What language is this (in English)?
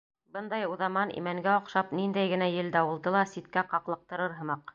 Bashkir